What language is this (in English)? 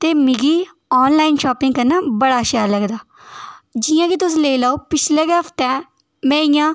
Dogri